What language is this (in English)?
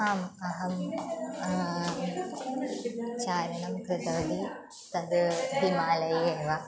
Sanskrit